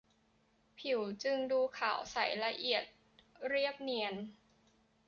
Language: Thai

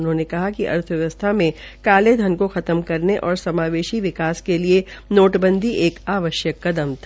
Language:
Hindi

